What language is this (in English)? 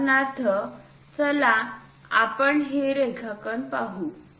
Marathi